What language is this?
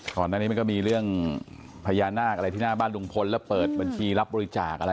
Thai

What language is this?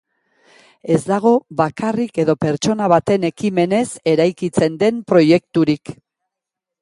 Basque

